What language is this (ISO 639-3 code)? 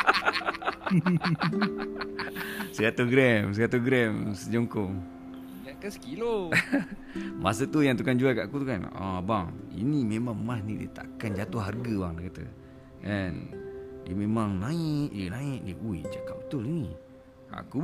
msa